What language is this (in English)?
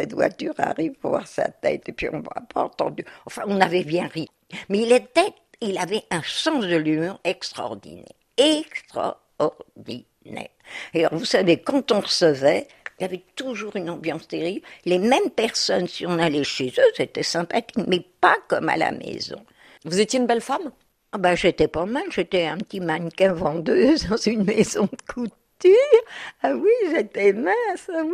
French